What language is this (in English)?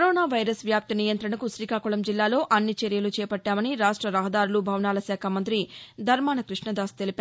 Telugu